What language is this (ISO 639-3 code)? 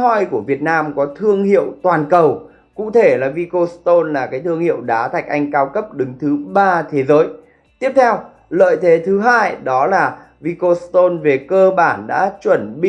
vie